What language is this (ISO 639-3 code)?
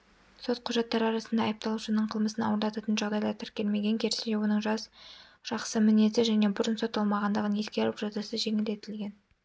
kaz